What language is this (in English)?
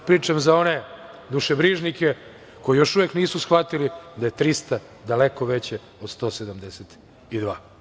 Serbian